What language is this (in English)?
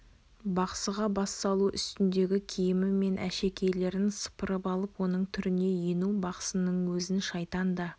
Kazakh